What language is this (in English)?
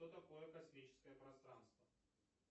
Russian